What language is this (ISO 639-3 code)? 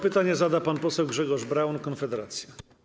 pol